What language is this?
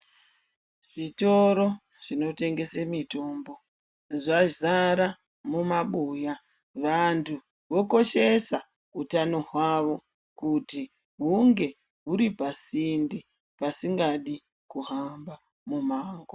Ndau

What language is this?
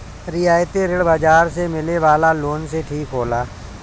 Bhojpuri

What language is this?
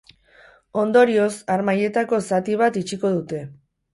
Basque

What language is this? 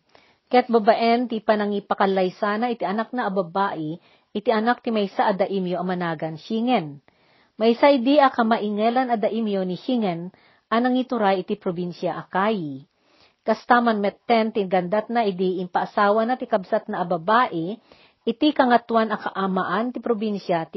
Filipino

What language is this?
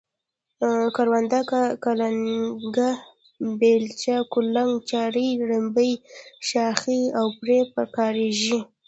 Pashto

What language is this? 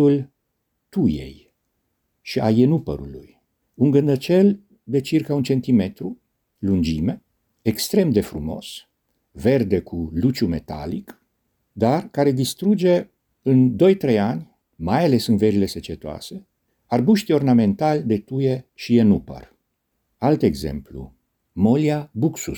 Romanian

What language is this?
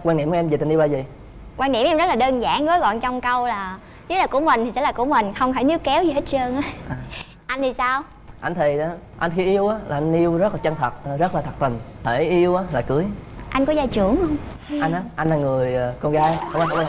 Vietnamese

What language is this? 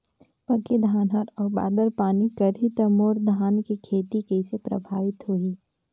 Chhattisgarhi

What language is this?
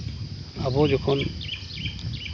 Santali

